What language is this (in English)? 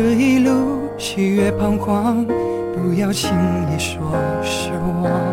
Chinese